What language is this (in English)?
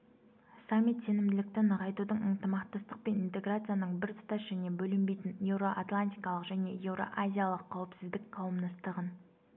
Kazakh